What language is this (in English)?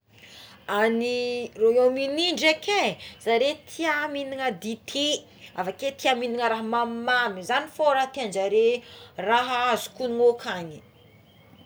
Tsimihety Malagasy